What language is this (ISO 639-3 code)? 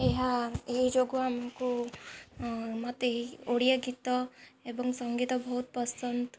ori